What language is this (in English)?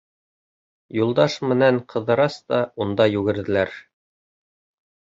Bashkir